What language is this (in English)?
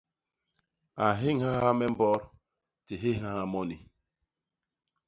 Basaa